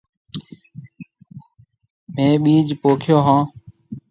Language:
Marwari (Pakistan)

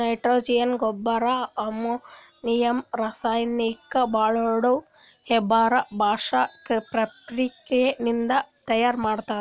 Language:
Kannada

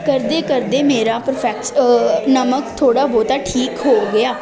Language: Punjabi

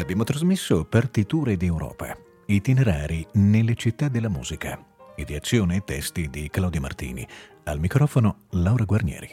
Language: Italian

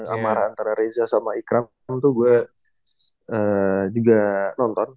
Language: Indonesian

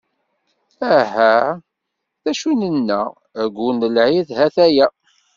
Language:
Kabyle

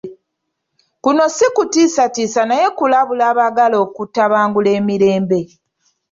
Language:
Ganda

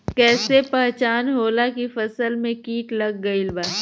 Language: Bhojpuri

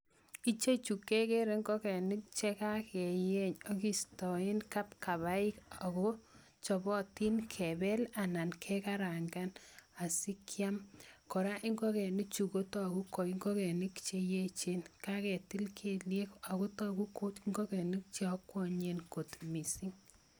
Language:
Kalenjin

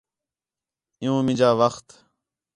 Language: Khetrani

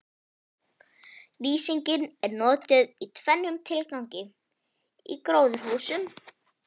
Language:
Icelandic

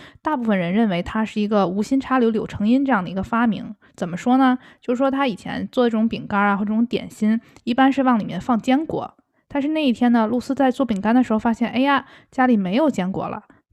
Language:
Chinese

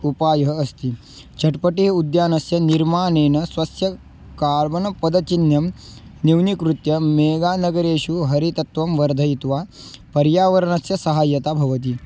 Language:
Sanskrit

